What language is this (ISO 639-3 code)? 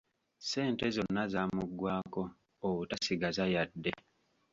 lug